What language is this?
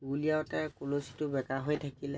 Assamese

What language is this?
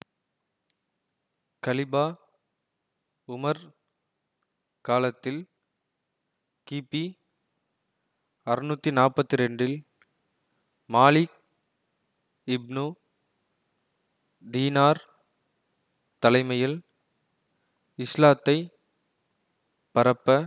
Tamil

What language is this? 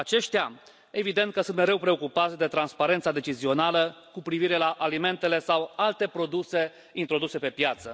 Romanian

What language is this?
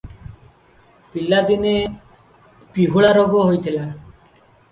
Odia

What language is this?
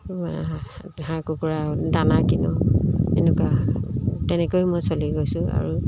Assamese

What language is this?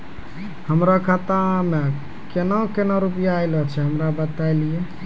Maithili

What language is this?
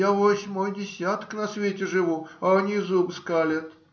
Russian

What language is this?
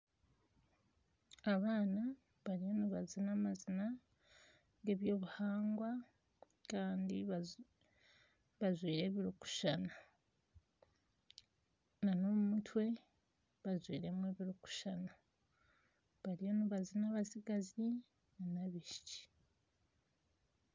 Nyankole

